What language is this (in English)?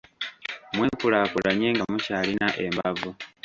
Ganda